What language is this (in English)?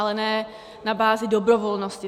Czech